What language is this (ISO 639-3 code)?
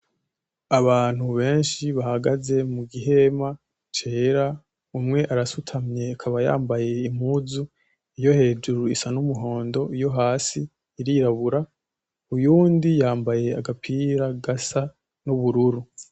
run